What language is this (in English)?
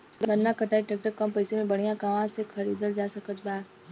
Bhojpuri